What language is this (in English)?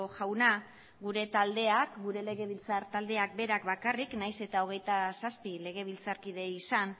Basque